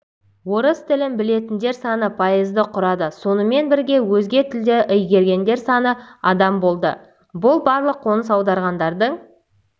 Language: Kazakh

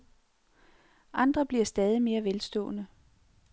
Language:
Danish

